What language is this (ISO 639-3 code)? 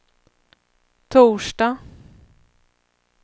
swe